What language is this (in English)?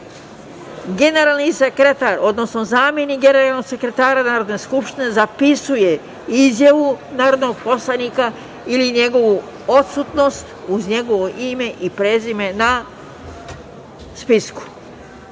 Serbian